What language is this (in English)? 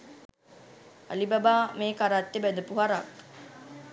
Sinhala